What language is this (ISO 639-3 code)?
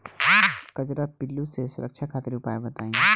bho